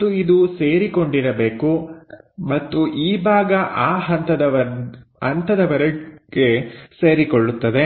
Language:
Kannada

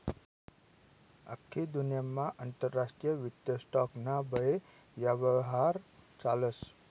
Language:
Marathi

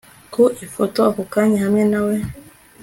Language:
Kinyarwanda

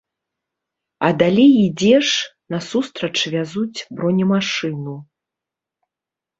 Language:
Belarusian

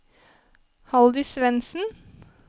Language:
Norwegian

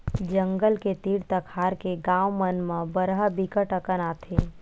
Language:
Chhattisgarhi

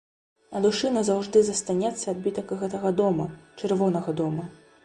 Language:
Belarusian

